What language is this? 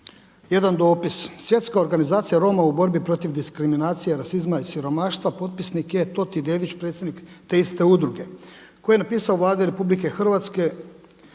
Croatian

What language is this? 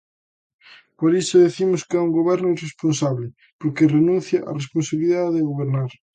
Galician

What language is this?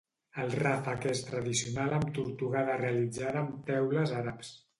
Catalan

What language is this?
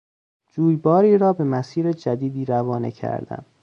Persian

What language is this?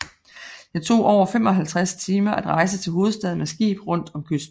Danish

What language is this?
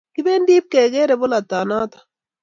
Kalenjin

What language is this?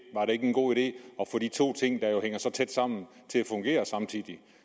Danish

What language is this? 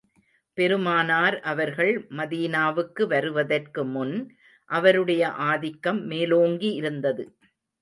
Tamil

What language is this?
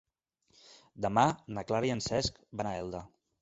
Catalan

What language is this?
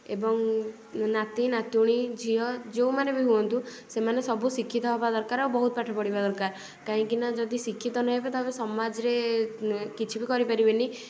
Odia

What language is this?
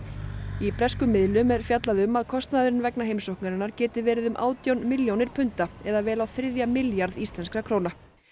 Icelandic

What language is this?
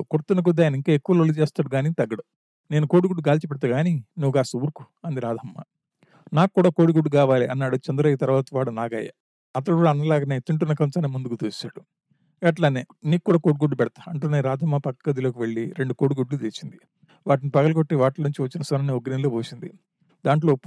Telugu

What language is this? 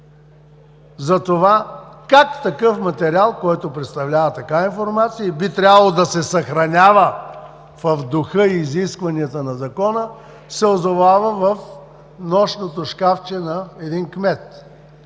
Bulgarian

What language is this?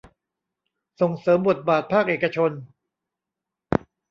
Thai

